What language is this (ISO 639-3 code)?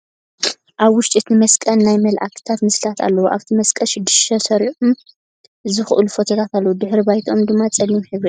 tir